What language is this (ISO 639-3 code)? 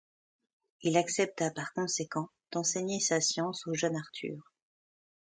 fra